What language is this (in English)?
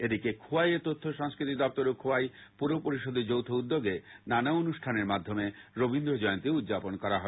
Bangla